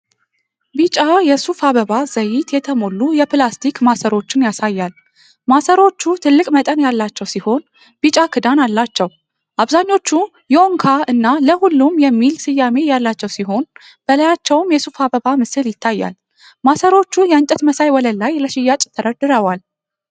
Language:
Amharic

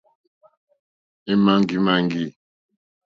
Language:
Mokpwe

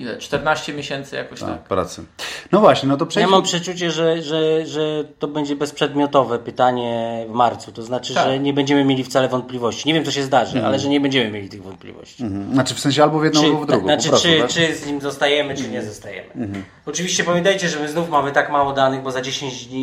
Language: Polish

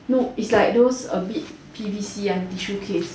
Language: English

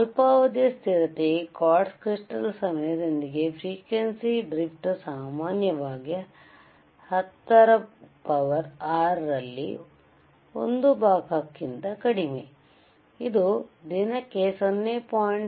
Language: Kannada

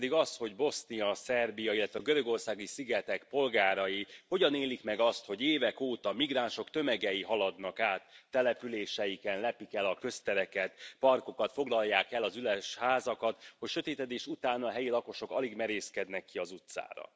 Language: Hungarian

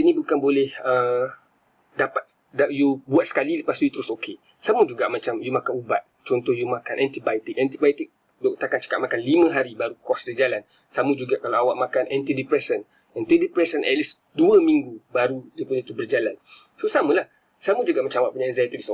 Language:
Malay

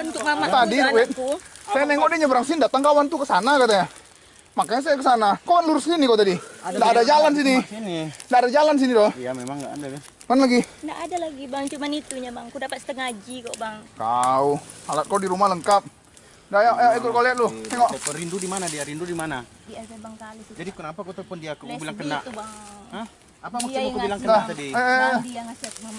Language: Indonesian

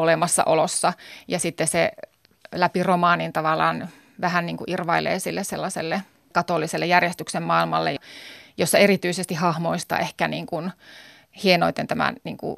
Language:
Finnish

